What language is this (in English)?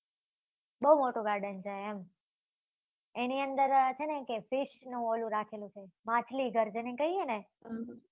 Gujarati